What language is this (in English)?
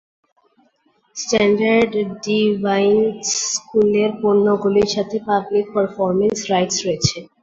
Bangla